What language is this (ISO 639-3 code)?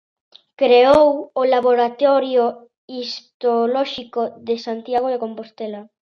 glg